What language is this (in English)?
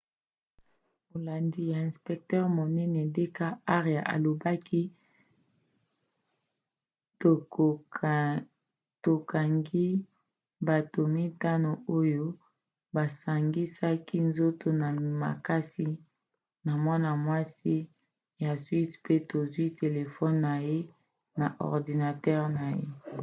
Lingala